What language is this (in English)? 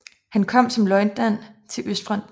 Danish